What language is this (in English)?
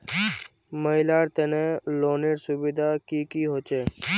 Magahi